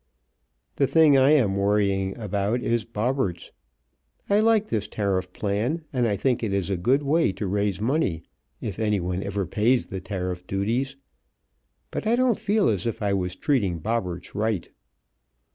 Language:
English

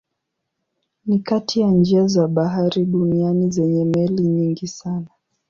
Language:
Swahili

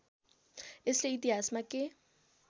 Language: Nepali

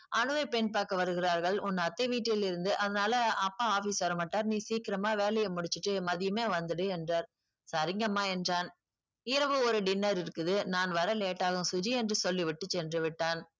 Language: Tamil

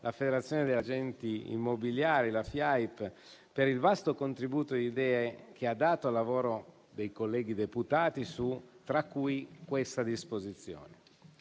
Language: Italian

